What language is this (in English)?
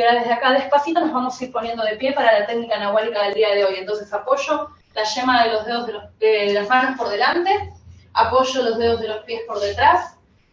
Spanish